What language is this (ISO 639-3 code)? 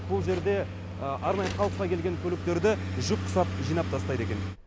kaz